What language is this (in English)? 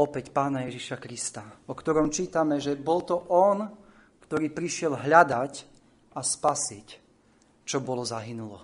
Slovak